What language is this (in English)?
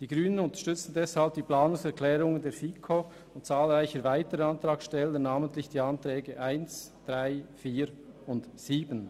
Swiss German